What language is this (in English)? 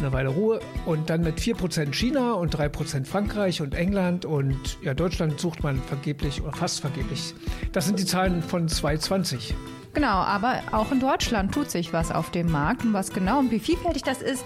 German